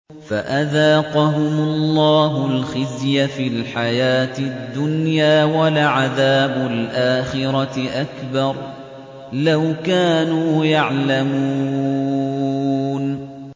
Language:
Arabic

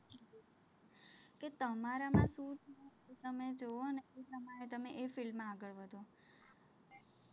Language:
Gujarati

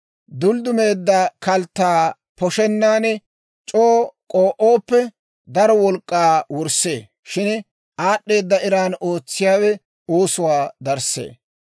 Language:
Dawro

